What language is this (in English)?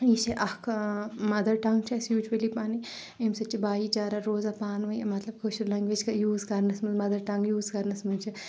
Kashmiri